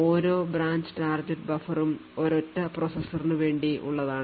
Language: Malayalam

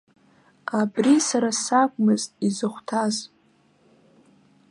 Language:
Abkhazian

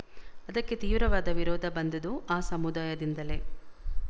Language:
Kannada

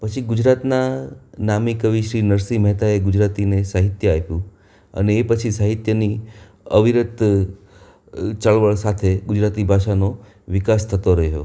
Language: Gujarati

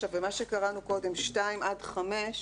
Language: Hebrew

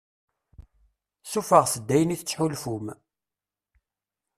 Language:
Kabyle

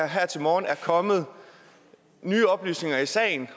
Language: Danish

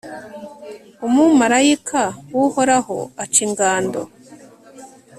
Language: Kinyarwanda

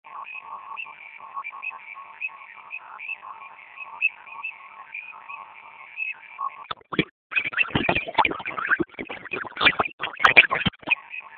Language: Swahili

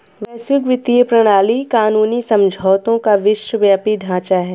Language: Hindi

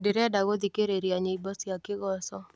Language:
Kikuyu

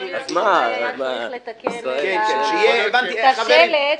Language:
Hebrew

